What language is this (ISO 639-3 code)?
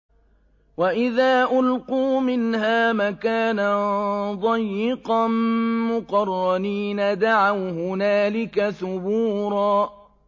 ara